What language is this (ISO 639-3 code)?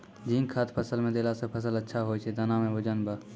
mai